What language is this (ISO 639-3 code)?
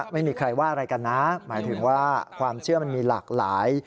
tha